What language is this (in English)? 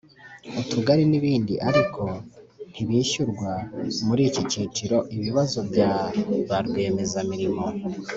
Kinyarwanda